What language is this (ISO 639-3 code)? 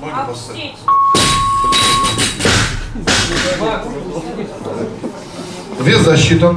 rus